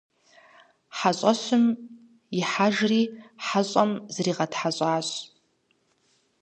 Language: Kabardian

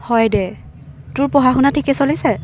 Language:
Assamese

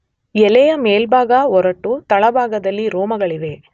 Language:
Kannada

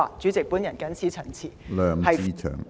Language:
Cantonese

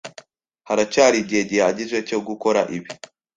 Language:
Kinyarwanda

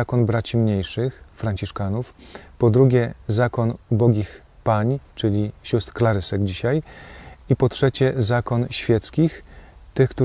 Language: Polish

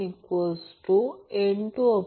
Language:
Marathi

